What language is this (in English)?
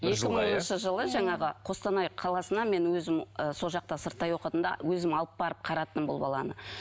Kazakh